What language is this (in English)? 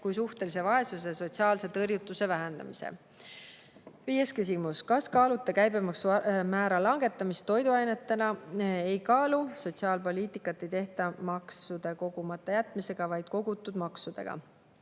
Estonian